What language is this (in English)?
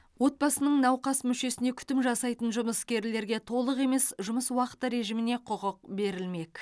Kazakh